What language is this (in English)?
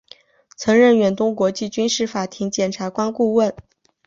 Chinese